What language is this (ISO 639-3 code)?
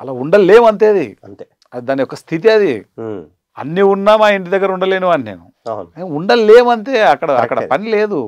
tel